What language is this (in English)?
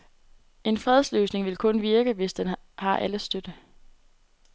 Danish